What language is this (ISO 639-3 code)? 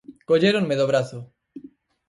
glg